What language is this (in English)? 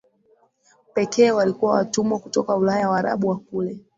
Swahili